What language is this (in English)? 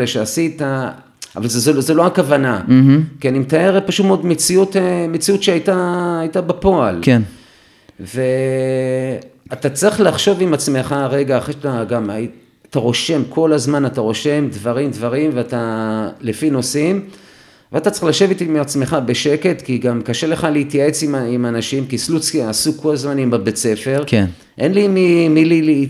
Hebrew